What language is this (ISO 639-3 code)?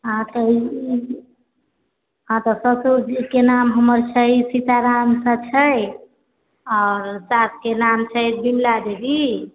mai